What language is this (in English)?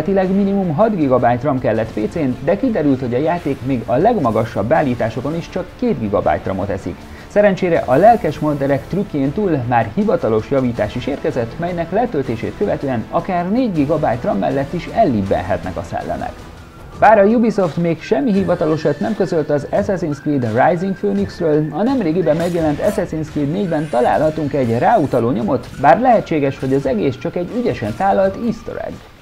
Hungarian